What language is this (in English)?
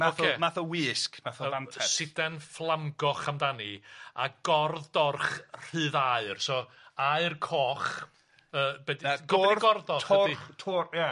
Welsh